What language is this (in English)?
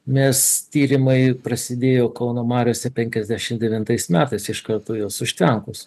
Lithuanian